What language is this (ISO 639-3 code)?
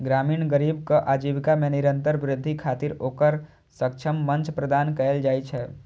mai